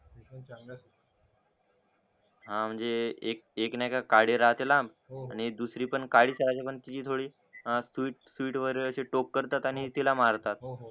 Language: Marathi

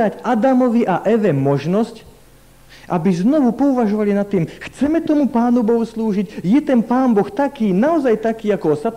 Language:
Slovak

